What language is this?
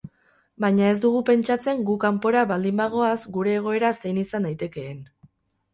Basque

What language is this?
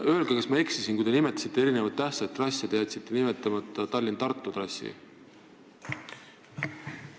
Estonian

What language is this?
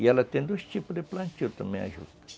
Portuguese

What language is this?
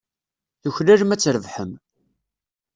Kabyle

